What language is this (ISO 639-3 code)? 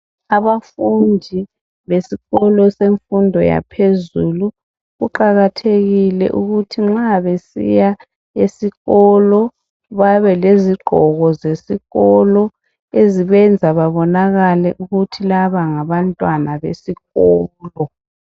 nde